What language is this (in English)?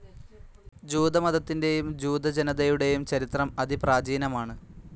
Malayalam